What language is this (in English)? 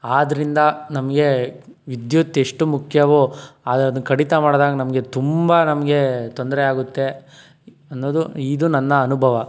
Kannada